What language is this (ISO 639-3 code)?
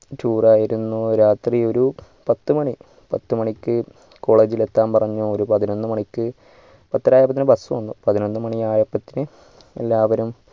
mal